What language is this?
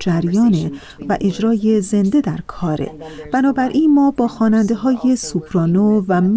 Persian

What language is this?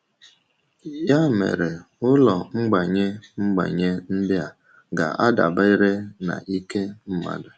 Igbo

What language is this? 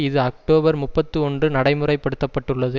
Tamil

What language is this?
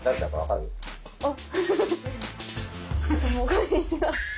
Japanese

